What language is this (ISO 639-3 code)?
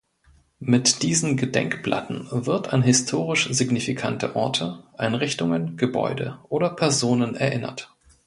deu